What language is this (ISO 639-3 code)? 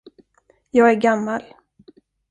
swe